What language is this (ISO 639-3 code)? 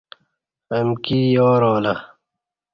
bsh